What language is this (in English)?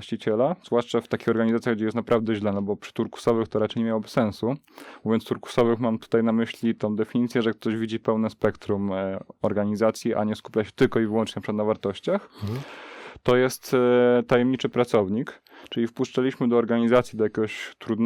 Polish